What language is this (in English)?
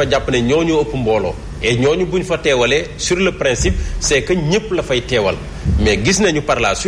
French